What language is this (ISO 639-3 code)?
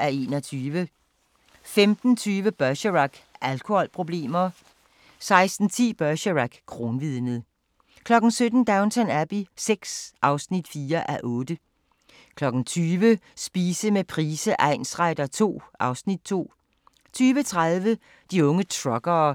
dan